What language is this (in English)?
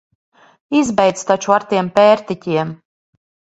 Latvian